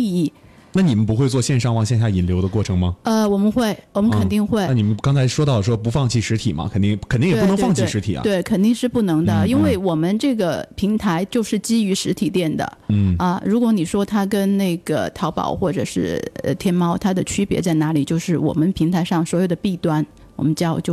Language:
Chinese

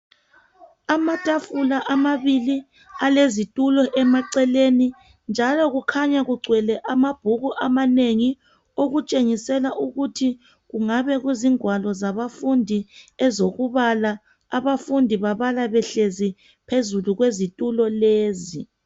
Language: North Ndebele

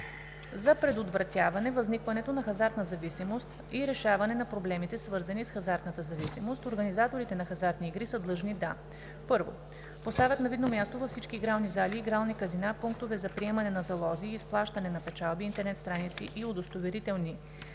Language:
Bulgarian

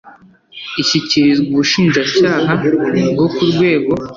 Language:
Kinyarwanda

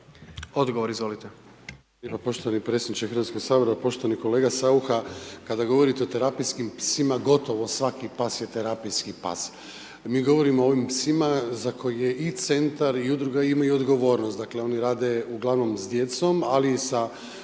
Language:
Croatian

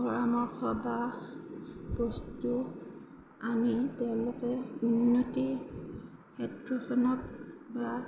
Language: Assamese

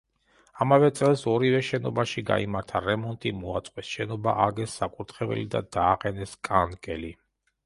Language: Georgian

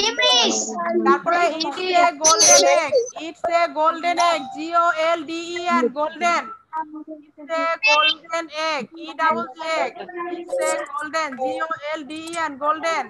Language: Indonesian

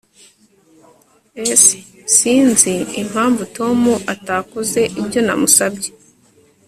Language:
Kinyarwanda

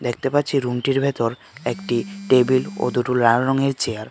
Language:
Bangla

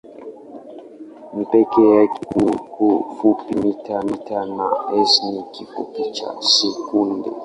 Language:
Swahili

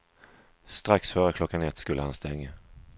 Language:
Swedish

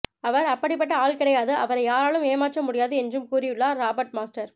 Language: Tamil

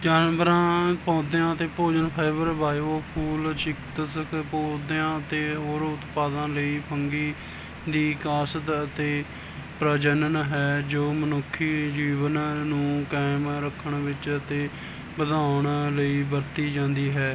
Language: Punjabi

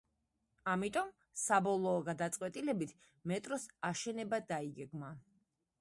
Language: Georgian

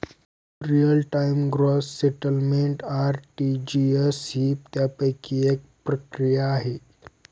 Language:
Marathi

